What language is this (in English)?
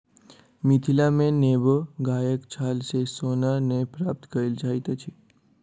Maithili